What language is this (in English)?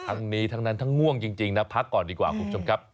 Thai